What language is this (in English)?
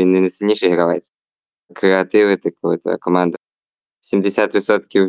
Ukrainian